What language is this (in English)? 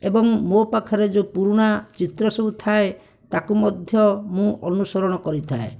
Odia